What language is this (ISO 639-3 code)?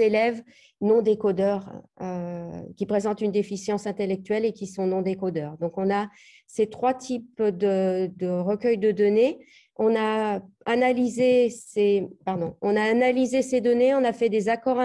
fra